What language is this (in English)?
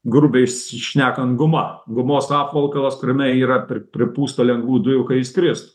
Lithuanian